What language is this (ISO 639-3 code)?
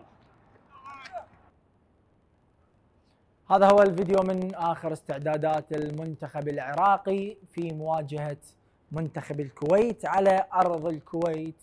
ara